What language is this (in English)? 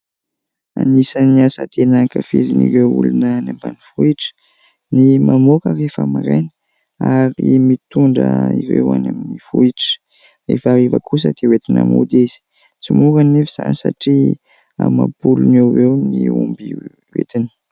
Malagasy